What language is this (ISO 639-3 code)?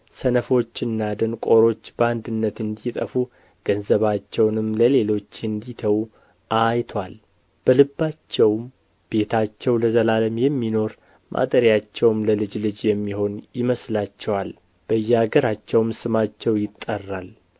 amh